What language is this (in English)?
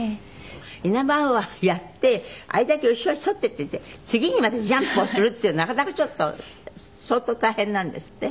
Japanese